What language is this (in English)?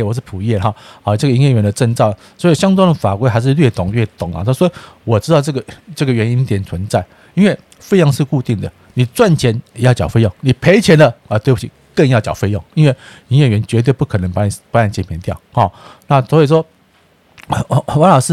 Chinese